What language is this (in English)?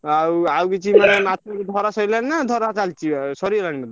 Odia